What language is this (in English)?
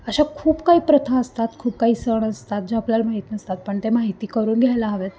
Marathi